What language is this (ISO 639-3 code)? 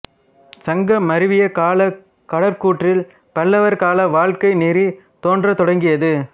tam